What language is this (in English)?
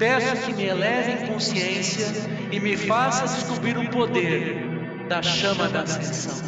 Portuguese